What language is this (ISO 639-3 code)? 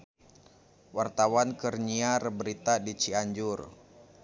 sun